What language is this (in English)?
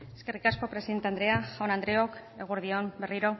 Basque